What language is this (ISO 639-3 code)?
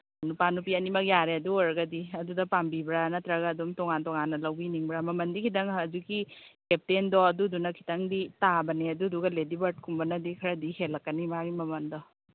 mni